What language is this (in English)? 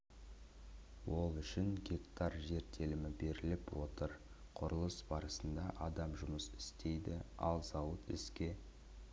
Kazakh